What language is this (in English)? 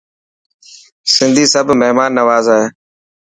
Dhatki